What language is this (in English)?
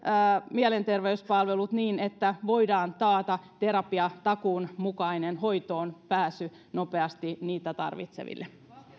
Finnish